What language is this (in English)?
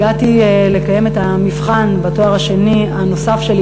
Hebrew